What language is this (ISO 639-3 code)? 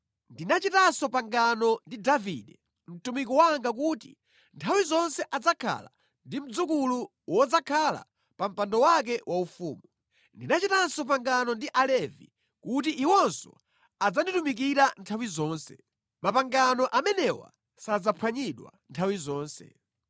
nya